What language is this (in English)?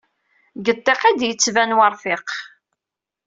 Kabyle